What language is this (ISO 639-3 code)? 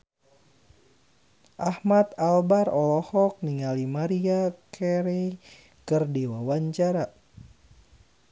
sun